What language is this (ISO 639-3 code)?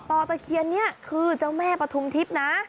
tha